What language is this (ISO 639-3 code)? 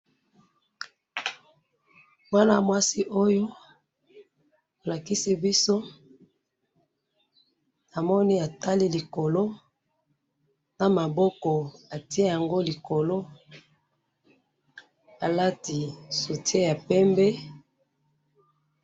lin